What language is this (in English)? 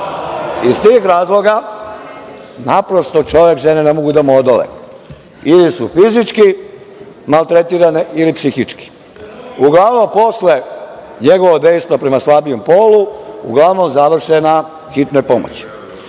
Serbian